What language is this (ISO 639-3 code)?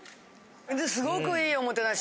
jpn